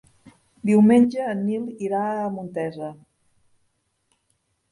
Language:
Catalan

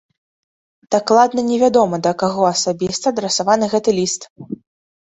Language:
Belarusian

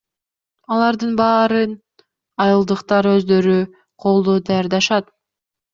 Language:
Kyrgyz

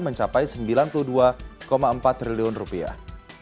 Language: Indonesian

